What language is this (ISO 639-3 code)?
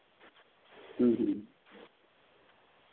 sat